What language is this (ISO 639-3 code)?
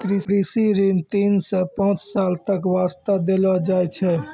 mai